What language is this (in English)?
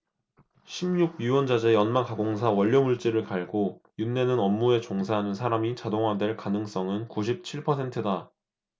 Korean